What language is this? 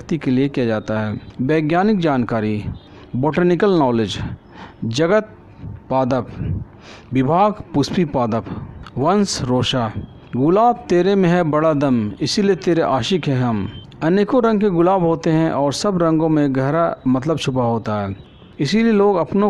Hindi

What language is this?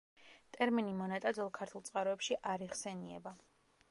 Georgian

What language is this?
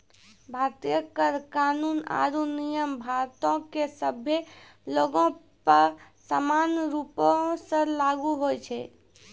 Maithili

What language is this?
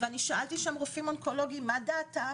Hebrew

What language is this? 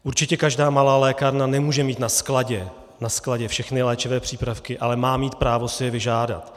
Czech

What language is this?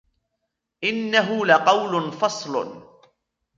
Arabic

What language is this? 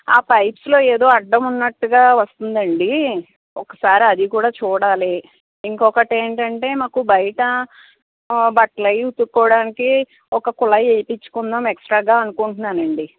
Telugu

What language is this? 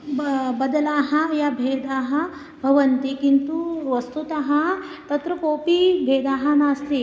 Sanskrit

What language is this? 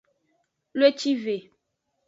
Aja (Benin)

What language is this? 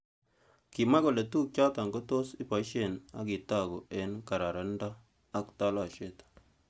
Kalenjin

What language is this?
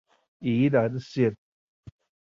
Chinese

